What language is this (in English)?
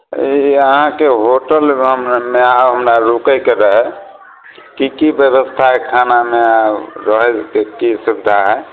Maithili